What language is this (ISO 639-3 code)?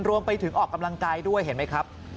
tha